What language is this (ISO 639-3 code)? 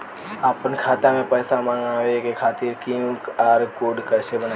bho